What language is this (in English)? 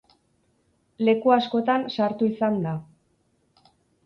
Basque